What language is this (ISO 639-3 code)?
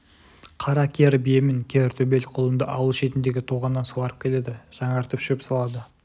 kaz